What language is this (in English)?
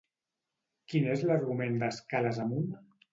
Catalan